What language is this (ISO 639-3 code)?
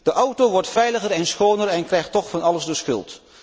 nld